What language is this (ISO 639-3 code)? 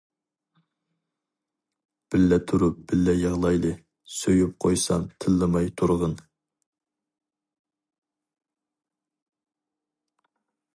uig